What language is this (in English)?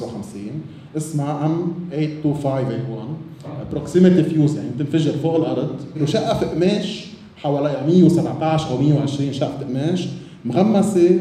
Arabic